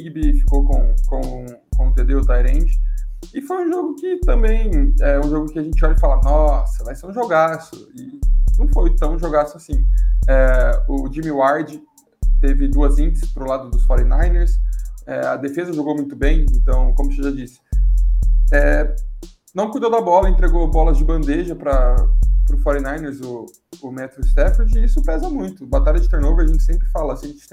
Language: Portuguese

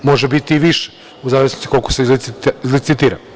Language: Serbian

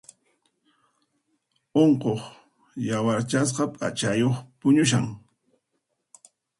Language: Puno Quechua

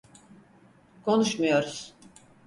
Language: Turkish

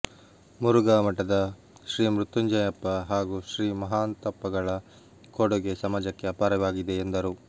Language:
Kannada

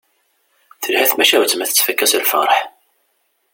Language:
Kabyle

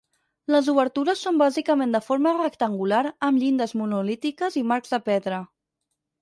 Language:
Catalan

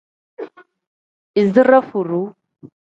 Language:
Tem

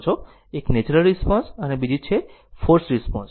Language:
Gujarati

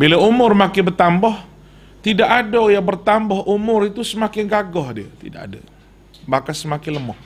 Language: Malay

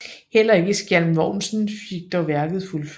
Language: Danish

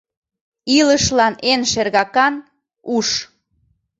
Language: Mari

